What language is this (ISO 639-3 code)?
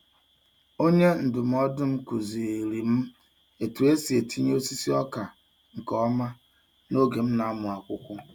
ibo